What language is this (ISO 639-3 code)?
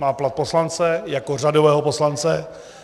ces